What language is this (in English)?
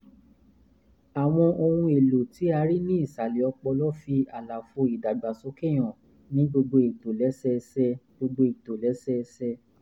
Yoruba